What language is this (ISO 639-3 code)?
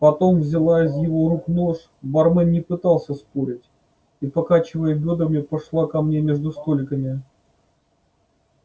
rus